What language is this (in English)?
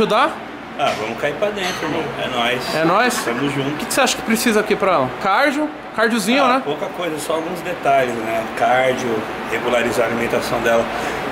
Portuguese